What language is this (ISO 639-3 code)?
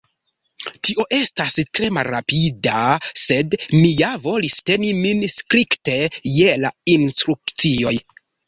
epo